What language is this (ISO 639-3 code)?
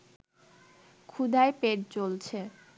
ben